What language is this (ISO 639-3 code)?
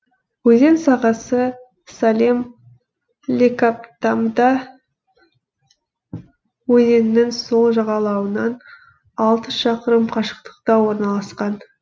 kaz